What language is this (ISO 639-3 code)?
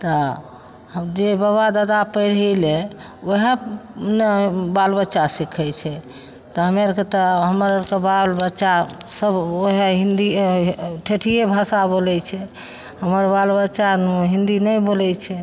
mai